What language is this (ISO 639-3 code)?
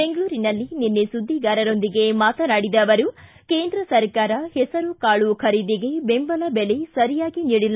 kan